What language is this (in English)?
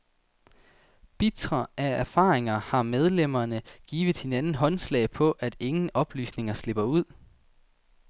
Danish